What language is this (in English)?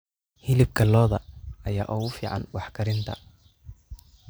Somali